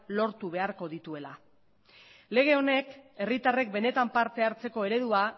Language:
Basque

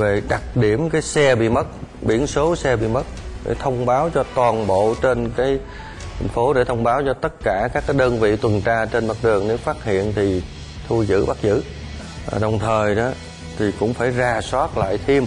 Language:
Vietnamese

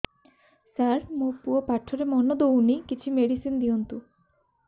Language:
Odia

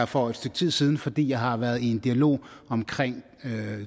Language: Danish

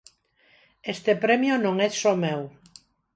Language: Galician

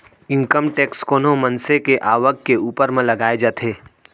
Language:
Chhattisgarhi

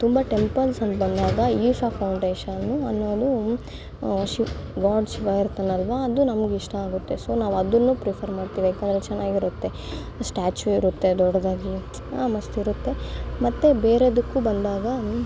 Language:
Kannada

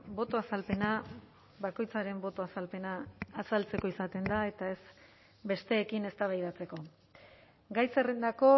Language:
Basque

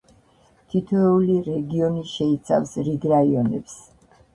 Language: Georgian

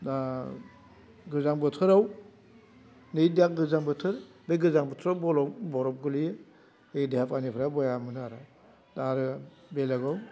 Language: Bodo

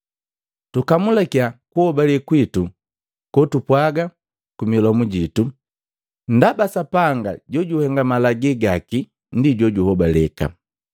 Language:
Matengo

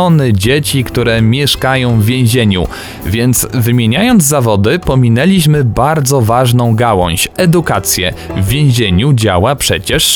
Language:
Polish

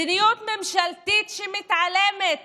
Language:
Hebrew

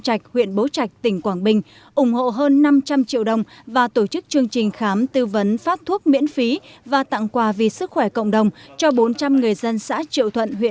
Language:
Vietnamese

